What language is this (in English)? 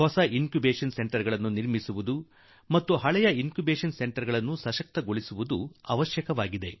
Kannada